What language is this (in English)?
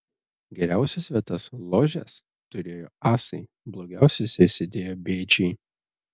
Lithuanian